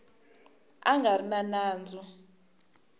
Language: Tsonga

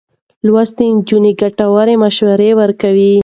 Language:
Pashto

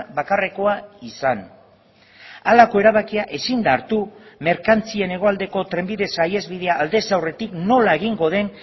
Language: Basque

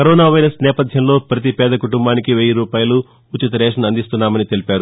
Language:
Telugu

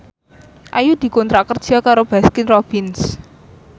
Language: Javanese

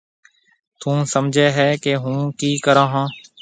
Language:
Marwari (Pakistan)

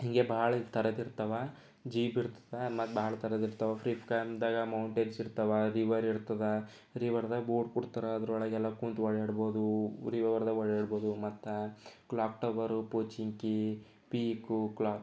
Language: Kannada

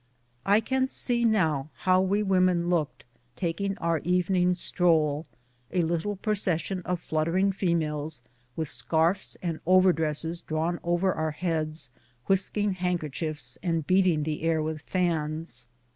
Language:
English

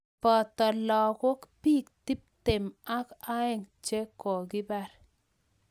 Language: Kalenjin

